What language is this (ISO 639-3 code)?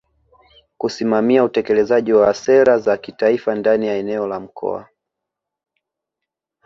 swa